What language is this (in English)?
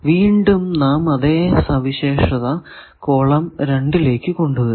Malayalam